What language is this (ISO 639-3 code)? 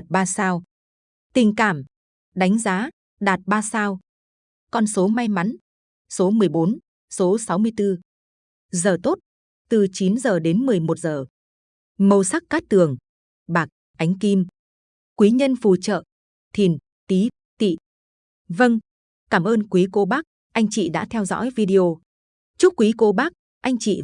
vie